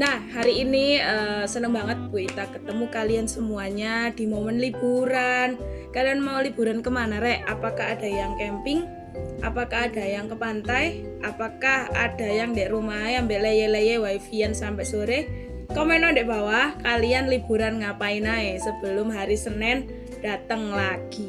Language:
Indonesian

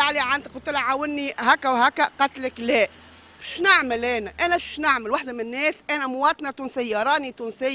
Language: Arabic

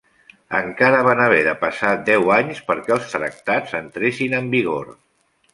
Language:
Catalan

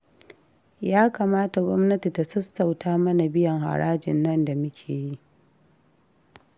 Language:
Hausa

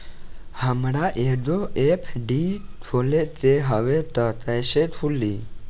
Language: Bhojpuri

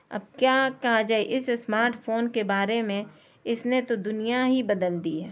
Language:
Urdu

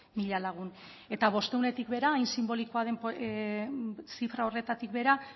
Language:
Basque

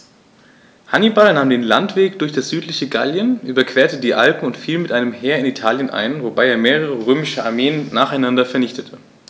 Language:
German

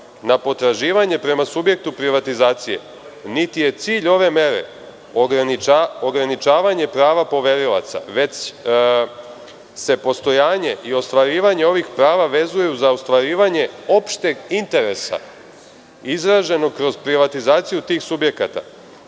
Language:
Serbian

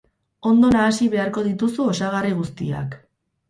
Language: Basque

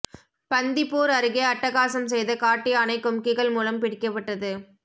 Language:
Tamil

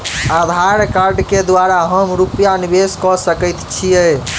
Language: Maithili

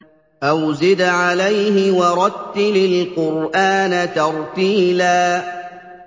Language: Arabic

